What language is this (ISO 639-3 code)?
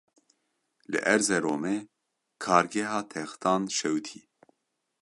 kur